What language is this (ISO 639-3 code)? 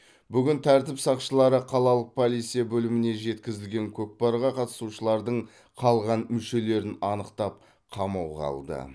kaz